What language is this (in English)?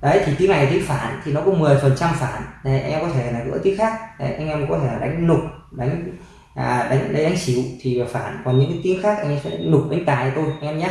Vietnamese